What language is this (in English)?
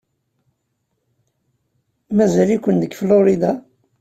Kabyle